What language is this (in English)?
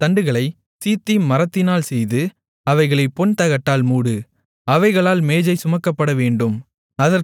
Tamil